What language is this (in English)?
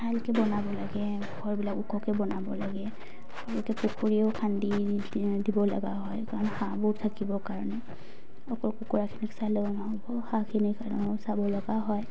Assamese